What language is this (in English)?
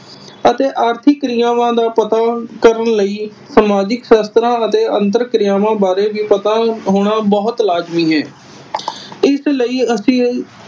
Punjabi